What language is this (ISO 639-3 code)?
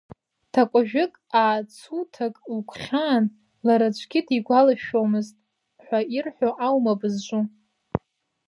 abk